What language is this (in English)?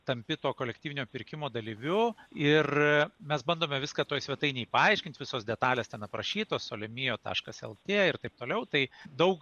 Lithuanian